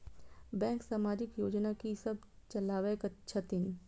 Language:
Maithili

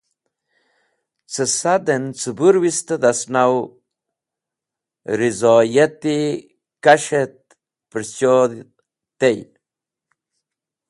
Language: Wakhi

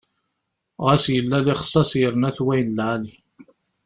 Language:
Kabyle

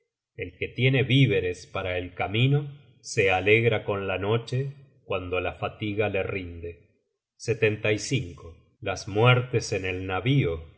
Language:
Spanish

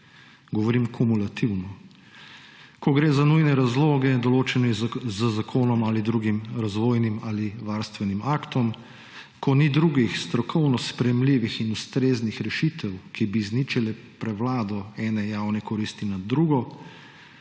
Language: Slovenian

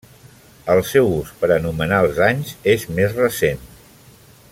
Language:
Catalan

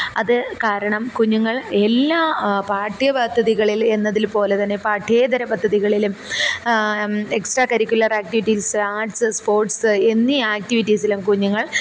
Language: Malayalam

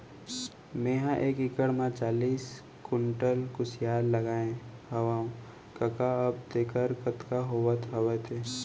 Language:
Chhattisgarhi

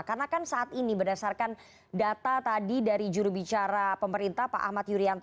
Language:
Indonesian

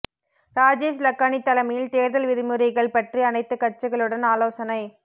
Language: Tamil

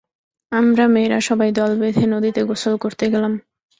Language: Bangla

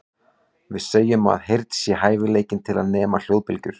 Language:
Icelandic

